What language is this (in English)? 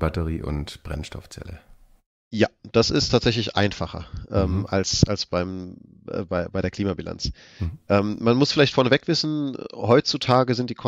German